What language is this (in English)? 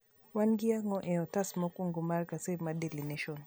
Luo (Kenya and Tanzania)